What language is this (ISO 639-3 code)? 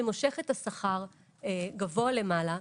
heb